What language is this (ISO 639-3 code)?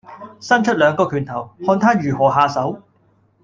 yue